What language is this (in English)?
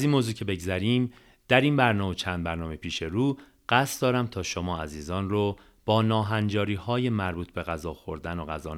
Persian